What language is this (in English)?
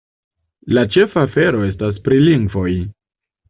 Esperanto